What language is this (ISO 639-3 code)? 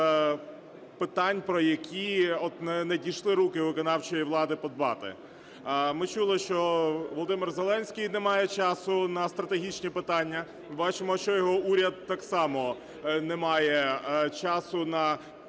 ukr